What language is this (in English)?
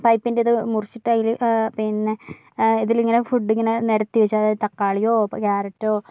Malayalam